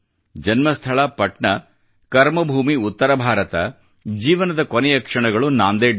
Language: Kannada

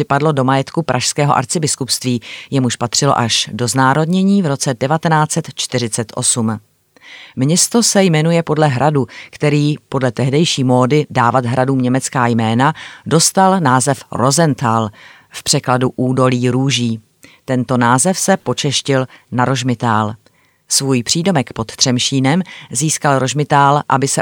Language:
Czech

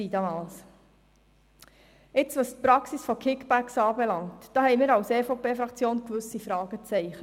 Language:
Swiss German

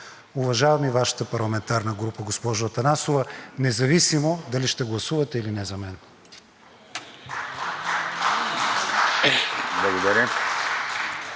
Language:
Bulgarian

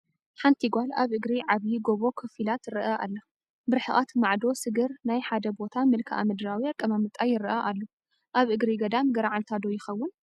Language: Tigrinya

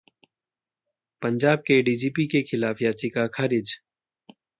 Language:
Hindi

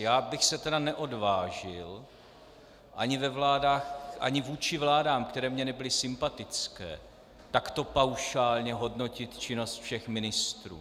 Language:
Czech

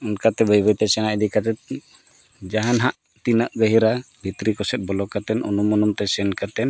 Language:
Santali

